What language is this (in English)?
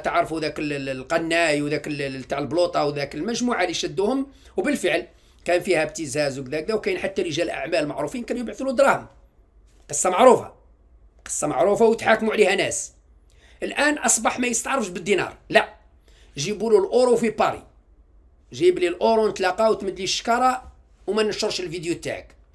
Arabic